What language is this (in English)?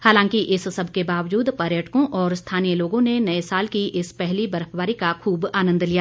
Hindi